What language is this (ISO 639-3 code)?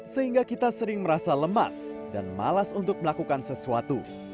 ind